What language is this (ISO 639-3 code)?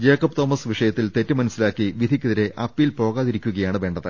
mal